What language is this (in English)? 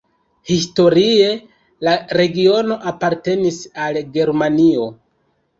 Esperanto